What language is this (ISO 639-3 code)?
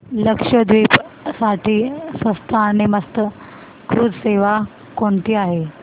mar